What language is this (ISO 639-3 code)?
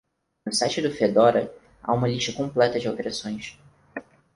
por